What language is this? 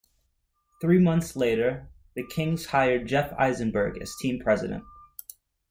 English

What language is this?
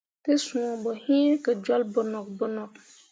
Mundang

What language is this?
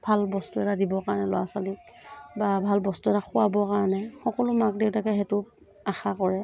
Assamese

